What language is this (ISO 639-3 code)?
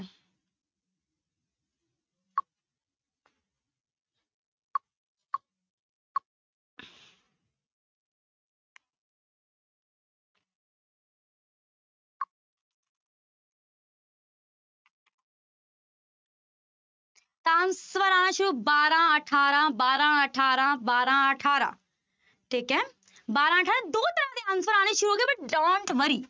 pan